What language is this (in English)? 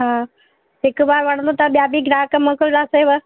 Sindhi